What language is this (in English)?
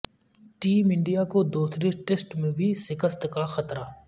Urdu